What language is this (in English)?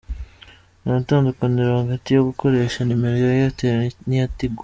Kinyarwanda